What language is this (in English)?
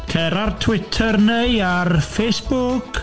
Welsh